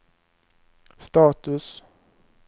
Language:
Swedish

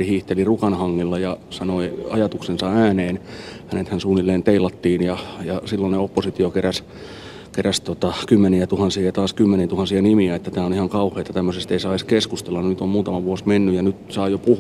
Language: Finnish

